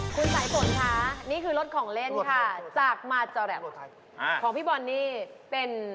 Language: Thai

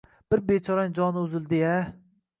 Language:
Uzbek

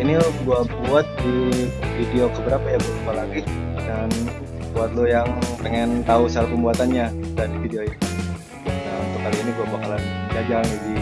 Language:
Indonesian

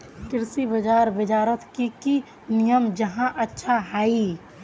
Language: Magahi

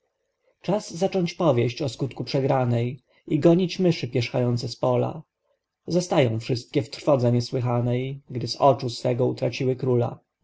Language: Polish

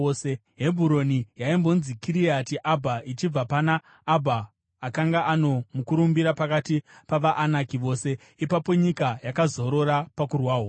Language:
Shona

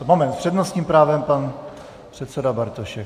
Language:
Czech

